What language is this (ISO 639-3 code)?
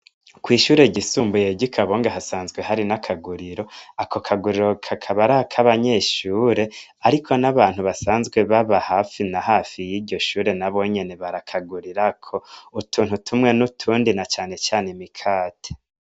run